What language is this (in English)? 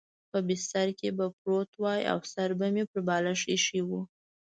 Pashto